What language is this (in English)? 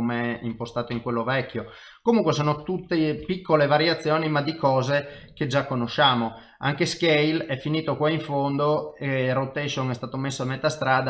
Italian